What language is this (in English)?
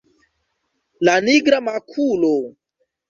Esperanto